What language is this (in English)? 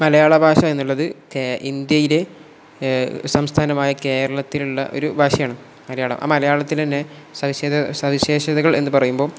Malayalam